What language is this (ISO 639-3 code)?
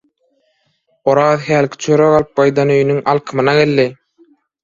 tuk